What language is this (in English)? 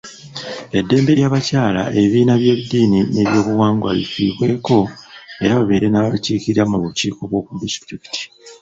Ganda